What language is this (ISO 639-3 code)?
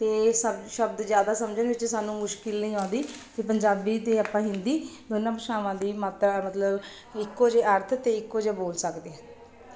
pan